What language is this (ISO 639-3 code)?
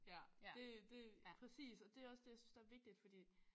dan